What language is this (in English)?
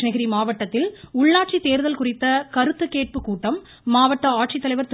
Tamil